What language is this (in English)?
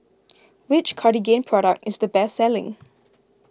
English